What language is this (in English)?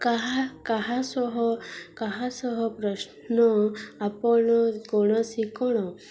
Odia